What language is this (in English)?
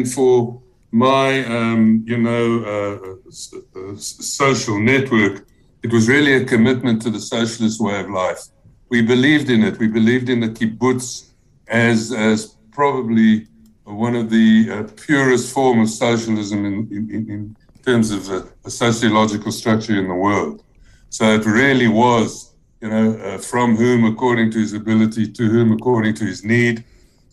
English